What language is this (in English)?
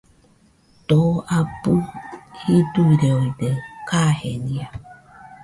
Nüpode Huitoto